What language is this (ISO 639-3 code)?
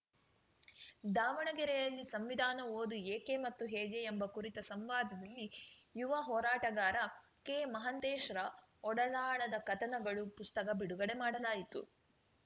kan